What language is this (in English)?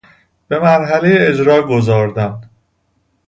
Persian